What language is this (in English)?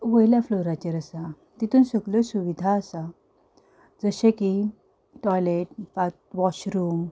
Konkani